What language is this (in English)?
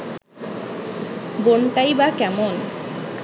Bangla